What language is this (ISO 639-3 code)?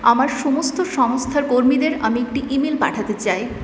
ben